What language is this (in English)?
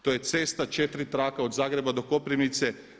Croatian